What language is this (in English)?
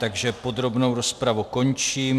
Czech